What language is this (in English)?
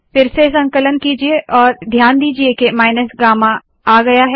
Hindi